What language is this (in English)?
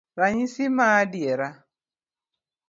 Luo (Kenya and Tanzania)